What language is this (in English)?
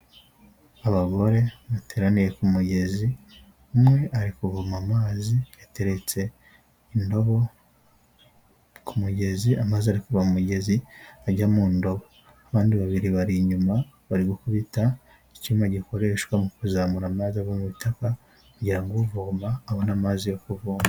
Kinyarwanda